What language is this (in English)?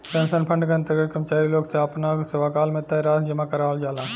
Bhojpuri